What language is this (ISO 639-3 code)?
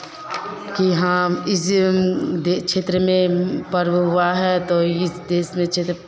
hin